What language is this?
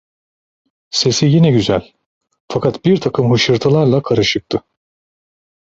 Turkish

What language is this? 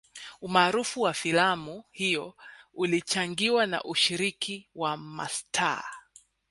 Swahili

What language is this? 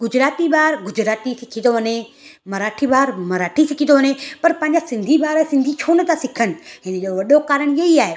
Sindhi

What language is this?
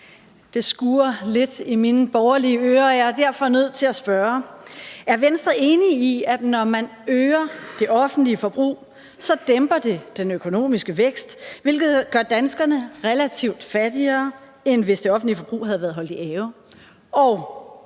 Danish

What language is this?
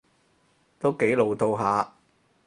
Cantonese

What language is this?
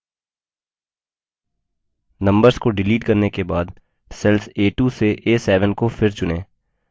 Hindi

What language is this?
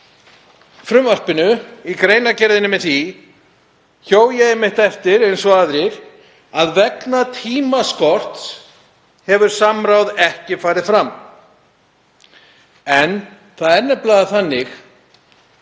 Icelandic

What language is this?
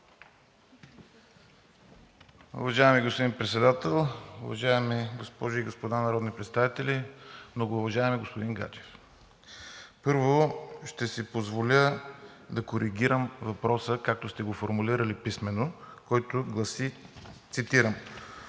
Bulgarian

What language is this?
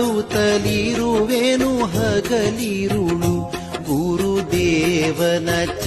Arabic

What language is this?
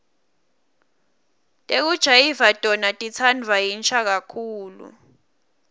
Swati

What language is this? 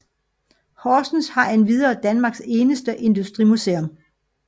Danish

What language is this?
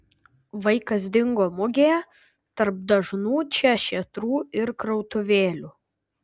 Lithuanian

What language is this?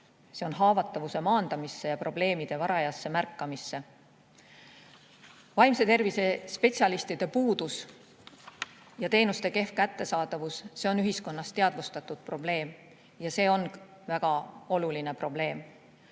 Estonian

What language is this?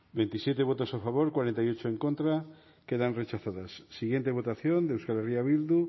Basque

